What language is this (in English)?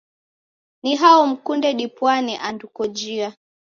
Taita